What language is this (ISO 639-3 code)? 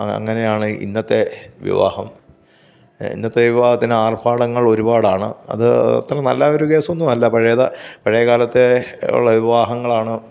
mal